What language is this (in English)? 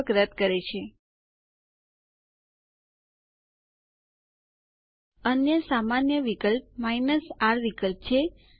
Gujarati